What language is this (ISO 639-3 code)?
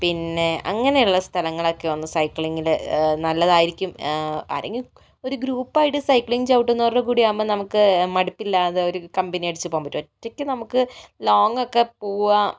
mal